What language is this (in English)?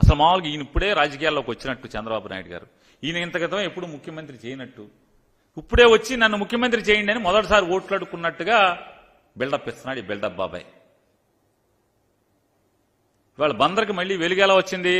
Telugu